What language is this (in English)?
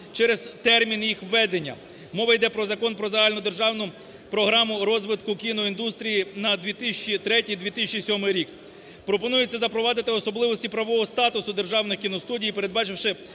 Ukrainian